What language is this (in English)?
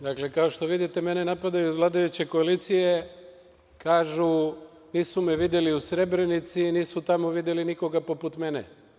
Serbian